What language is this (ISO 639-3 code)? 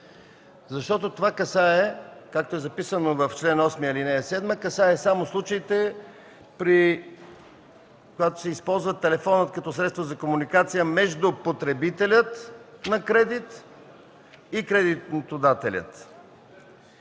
bul